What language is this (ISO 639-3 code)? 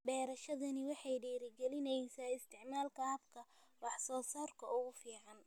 som